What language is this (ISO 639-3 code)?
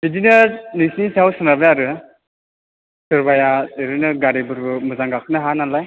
brx